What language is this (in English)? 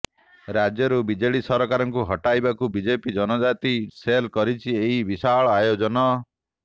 Odia